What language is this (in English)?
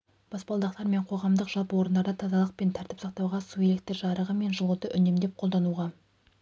Kazakh